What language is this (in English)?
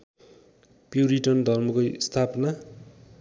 Nepali